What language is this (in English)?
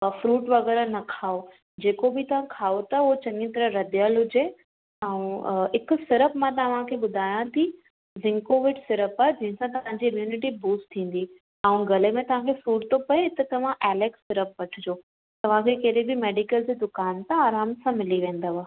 Sindhi